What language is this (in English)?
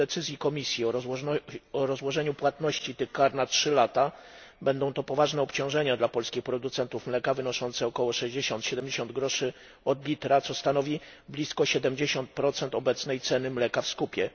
Polish